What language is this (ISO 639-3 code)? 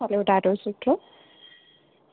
snd